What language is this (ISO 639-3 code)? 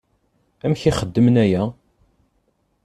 kab